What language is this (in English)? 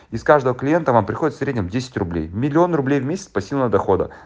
Russian